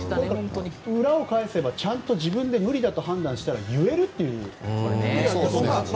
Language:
Japanese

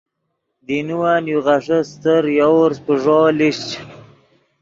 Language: Yidgha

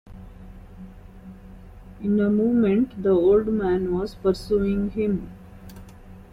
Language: English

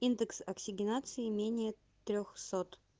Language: Russian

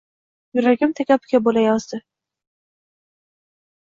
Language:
Uzbek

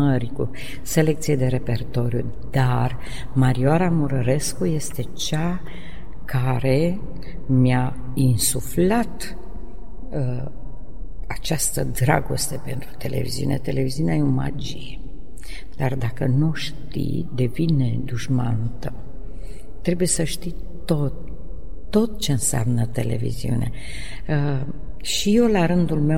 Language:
Romanian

